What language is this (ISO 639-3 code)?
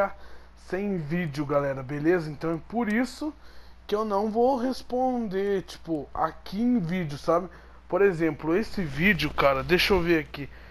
por